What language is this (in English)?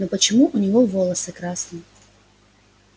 Russian